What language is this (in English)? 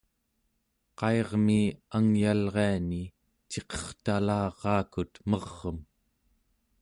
Central Yupik